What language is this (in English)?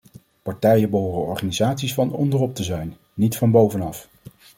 Dutch